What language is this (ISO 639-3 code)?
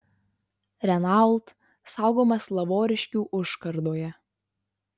lit